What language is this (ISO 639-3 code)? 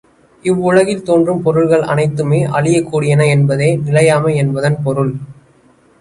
tam